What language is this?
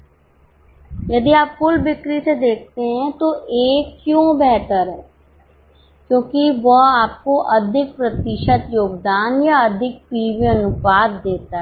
Hindi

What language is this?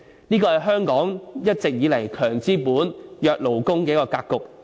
Cantonese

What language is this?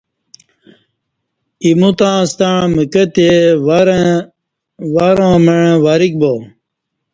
Kati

